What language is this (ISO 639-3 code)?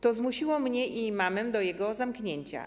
pol